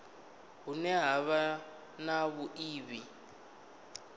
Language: Venda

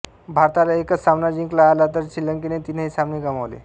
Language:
Marathi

